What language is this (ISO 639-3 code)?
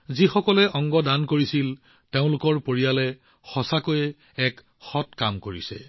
asm